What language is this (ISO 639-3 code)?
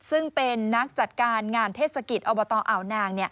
tha